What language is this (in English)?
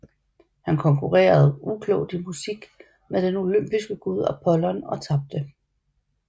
Danish